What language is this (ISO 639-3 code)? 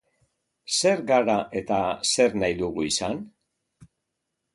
eus